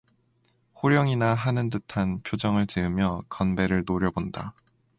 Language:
Korean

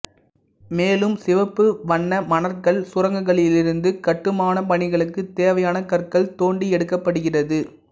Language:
Tamil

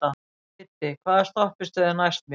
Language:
Icelandic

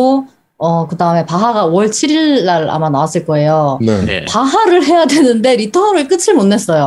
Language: Korean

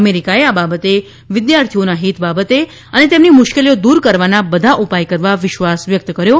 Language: Gujarati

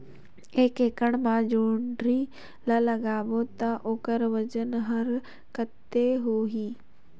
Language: Chhattisgarhi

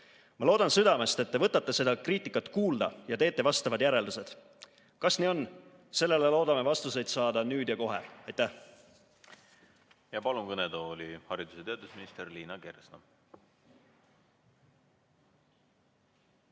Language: Estonian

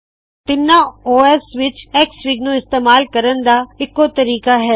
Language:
Punjabi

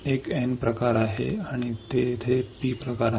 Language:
Marathi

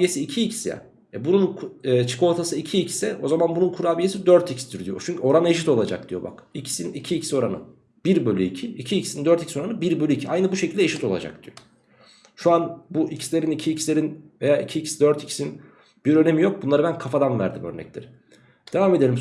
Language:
Turkish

